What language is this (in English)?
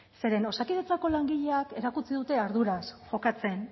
Basque